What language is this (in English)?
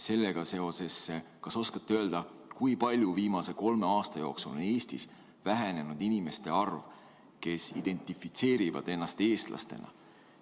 Estonian